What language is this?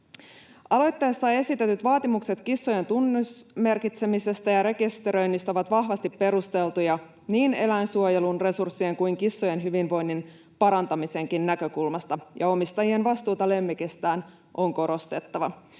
Finnish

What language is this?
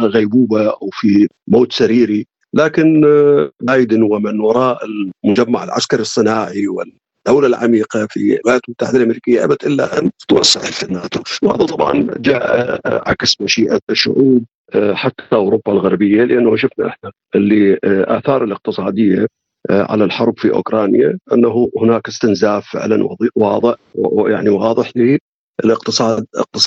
Arabic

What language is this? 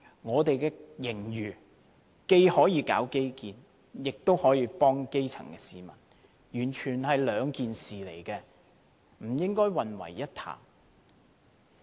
Cantonese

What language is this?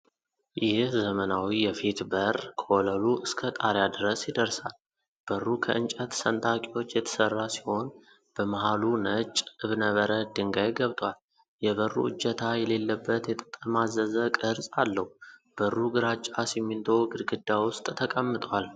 Amharic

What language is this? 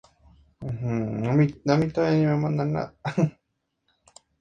Spanish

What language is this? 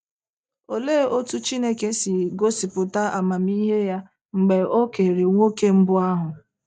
Igbo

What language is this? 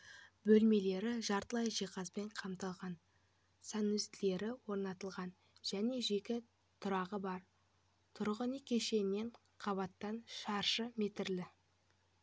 Kazakh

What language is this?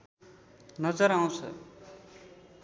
Nepali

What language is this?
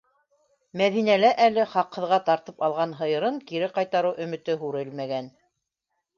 Bashkir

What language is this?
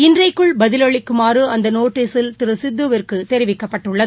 Tamil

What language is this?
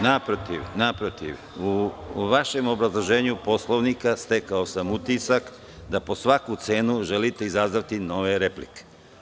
Serbian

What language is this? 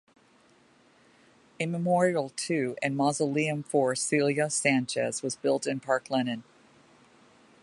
English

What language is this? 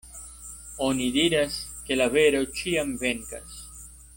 Esperanto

